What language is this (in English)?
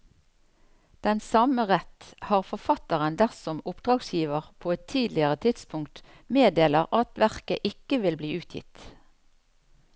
Norwegian